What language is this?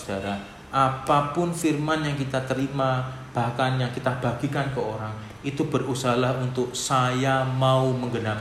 Indonesian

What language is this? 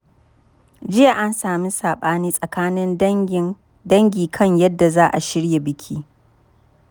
Hausa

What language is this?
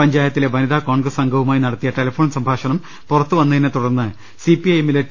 Malayalam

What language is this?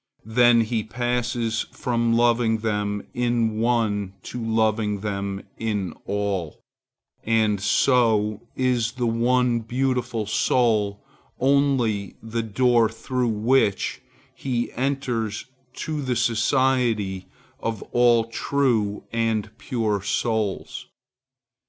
English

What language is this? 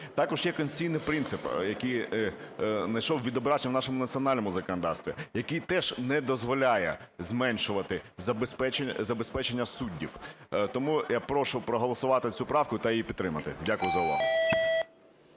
Ukrainian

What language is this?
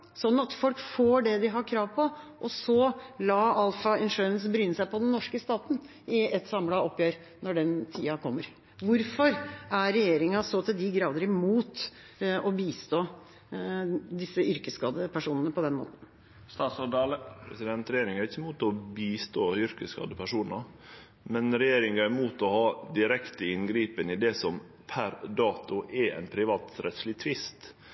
Norwegian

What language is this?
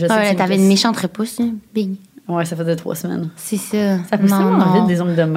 French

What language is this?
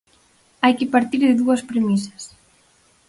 Galician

